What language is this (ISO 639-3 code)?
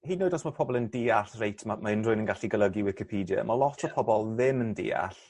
cym